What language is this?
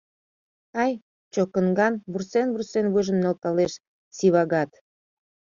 Mari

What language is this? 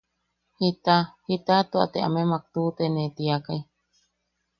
Yaqui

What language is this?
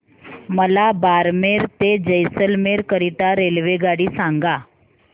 Marathi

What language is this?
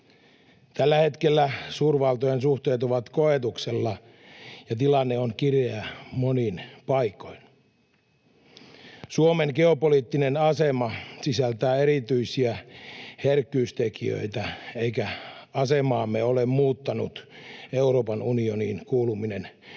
Finnish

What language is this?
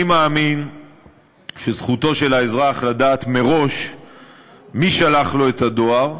Hebrew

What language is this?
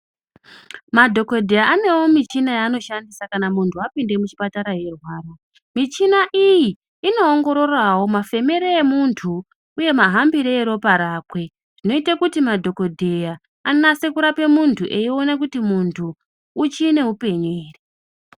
Ndau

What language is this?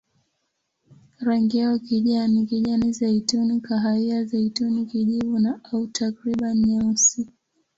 Swahili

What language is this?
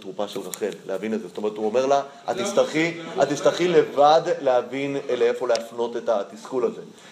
Hebrew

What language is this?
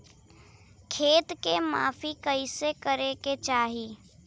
Bhojpuri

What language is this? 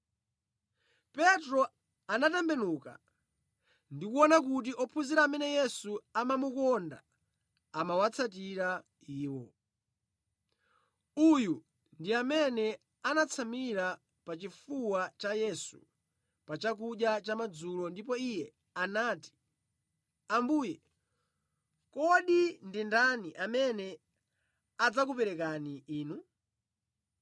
Nyanja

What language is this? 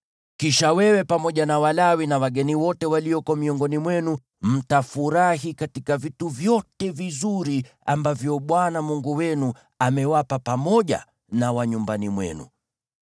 Swahili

